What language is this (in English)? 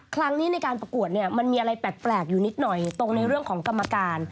Thai